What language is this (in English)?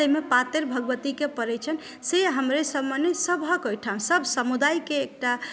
Maithili